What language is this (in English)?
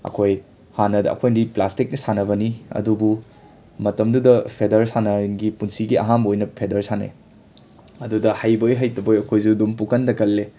Manipuri